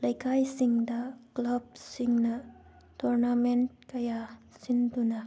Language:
Manipuri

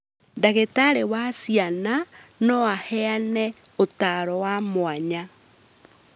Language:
Kikuyu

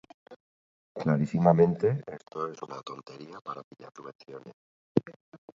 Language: Basque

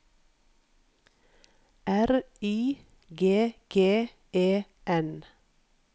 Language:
Norwegian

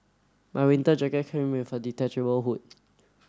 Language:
English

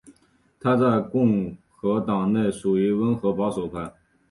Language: Chinese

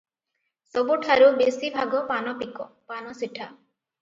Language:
Odia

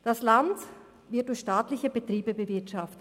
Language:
Swiss German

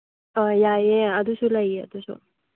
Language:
Manipuri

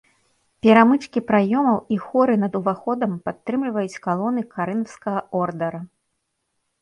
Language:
Belarusian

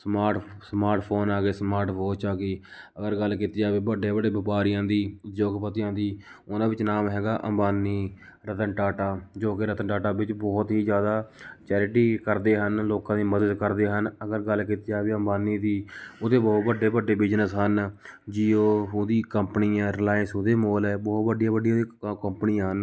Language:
Punjabi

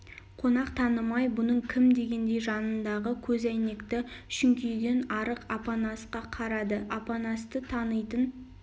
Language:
Kazakh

